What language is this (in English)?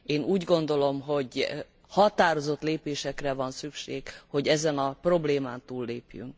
Hungarian